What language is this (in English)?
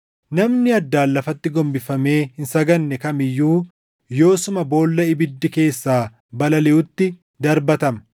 Oromo